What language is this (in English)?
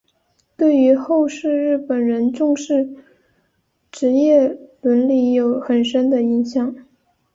Chinese